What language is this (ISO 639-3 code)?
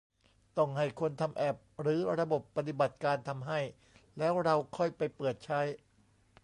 tha